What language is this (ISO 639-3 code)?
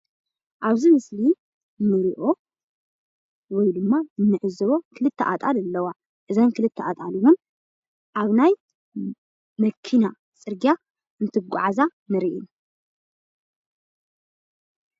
tir